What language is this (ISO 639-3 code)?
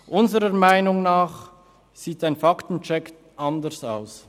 gsw